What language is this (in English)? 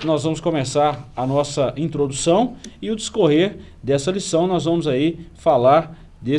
Portuguese